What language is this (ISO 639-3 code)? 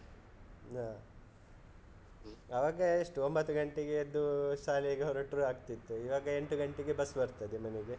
kan